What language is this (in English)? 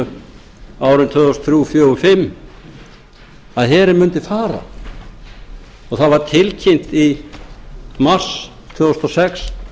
Icelandic